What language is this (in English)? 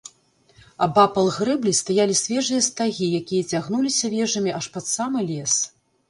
Belarusian